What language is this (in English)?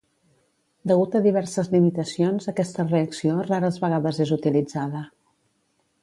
Catalan